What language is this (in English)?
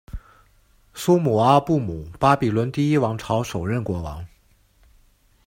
Chinese